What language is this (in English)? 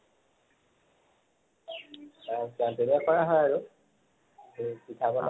Assamese